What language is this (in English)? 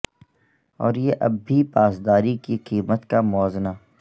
Urdu